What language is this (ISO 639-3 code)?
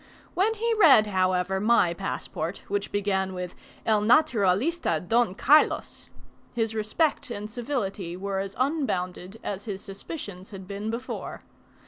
eng